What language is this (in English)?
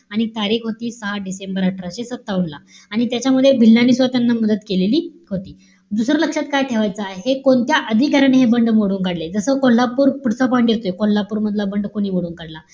Marathi